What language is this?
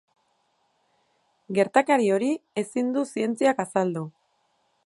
Basque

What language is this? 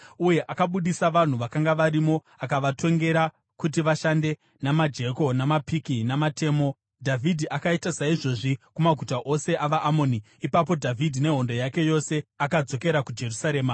Shona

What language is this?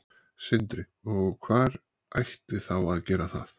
Icelandic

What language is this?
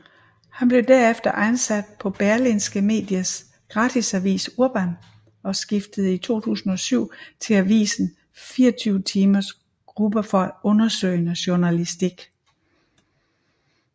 Danish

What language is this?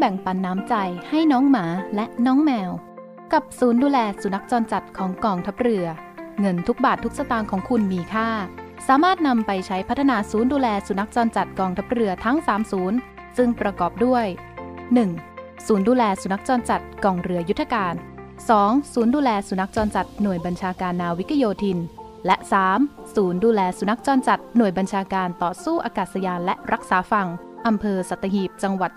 Thai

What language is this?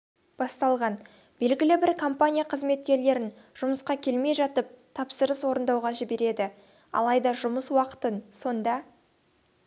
Kazakh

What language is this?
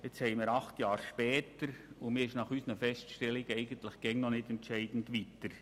Swiss German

